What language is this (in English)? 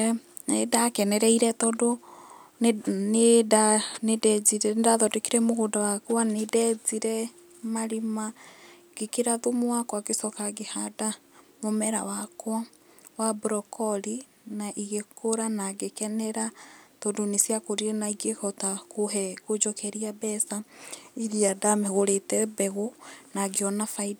Kikuyu